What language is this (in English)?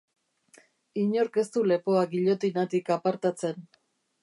Basque